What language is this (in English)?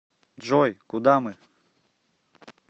Russian